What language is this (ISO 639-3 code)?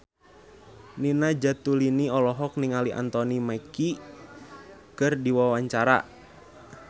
sun